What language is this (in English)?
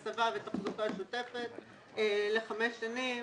Hebrew